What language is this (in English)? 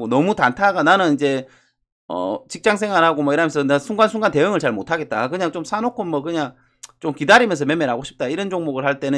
Korean